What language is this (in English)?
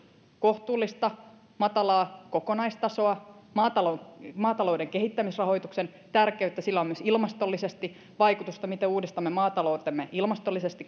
Finnish